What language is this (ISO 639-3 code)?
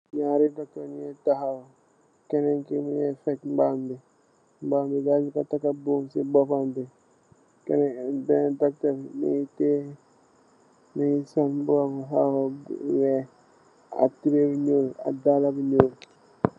wol